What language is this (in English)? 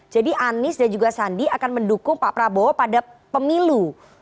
Indonesian